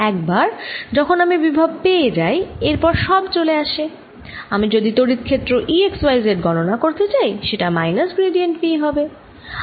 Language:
Bangla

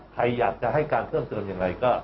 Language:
Thai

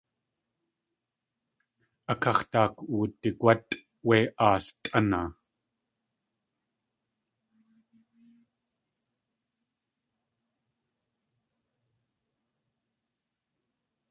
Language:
Tlingit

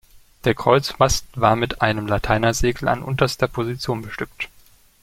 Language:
German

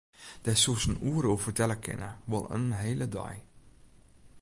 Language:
Western Frisian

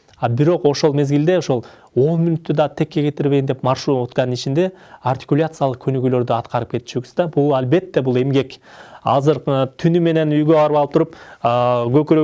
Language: Turkish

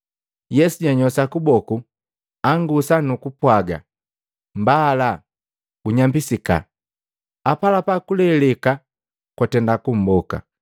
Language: Matengo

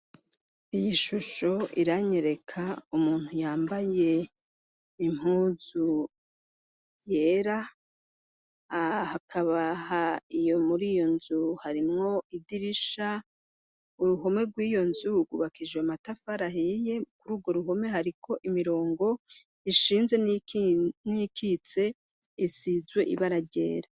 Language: Rundi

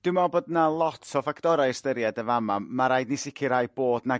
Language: Welsh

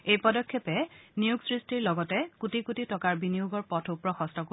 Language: Assamese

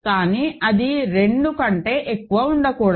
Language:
Telugu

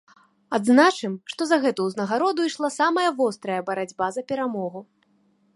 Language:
Belarusian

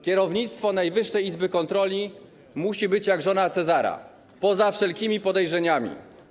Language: Polish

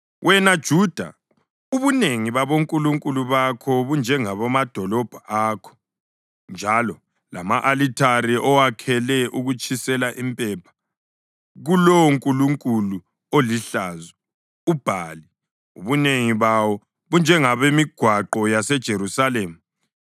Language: North Ndebele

